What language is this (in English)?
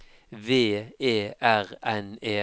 Norwegian